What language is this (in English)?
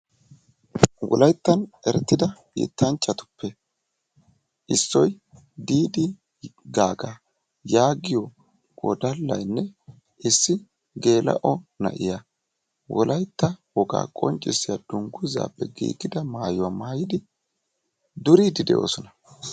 Wolaytta